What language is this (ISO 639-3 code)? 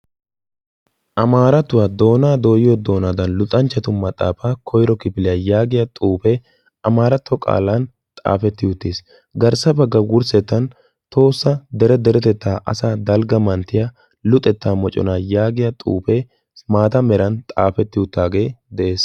wal